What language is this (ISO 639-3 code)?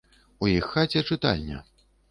bel